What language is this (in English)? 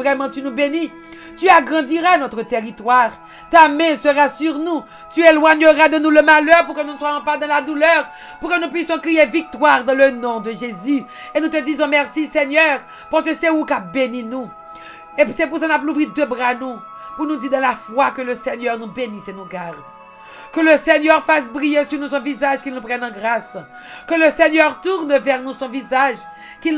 French